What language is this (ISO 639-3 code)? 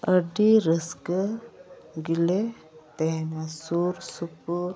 sat